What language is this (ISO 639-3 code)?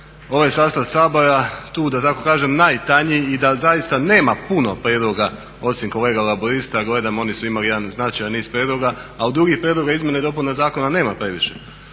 hrv